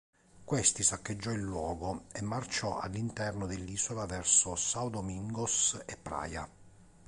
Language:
Italian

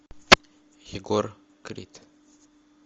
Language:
Russian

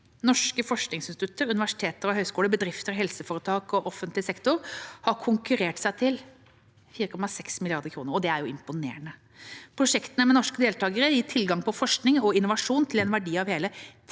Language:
Norwegian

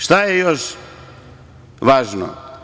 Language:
Serbian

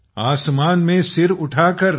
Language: Marathi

